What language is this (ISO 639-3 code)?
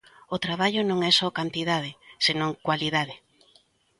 glg